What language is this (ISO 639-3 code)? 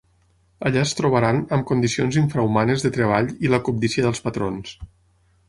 cat